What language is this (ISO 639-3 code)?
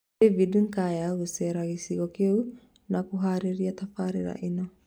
kik